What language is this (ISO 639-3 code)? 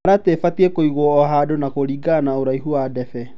kik